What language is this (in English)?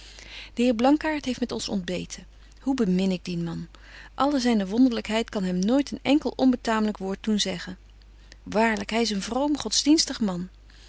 Dutch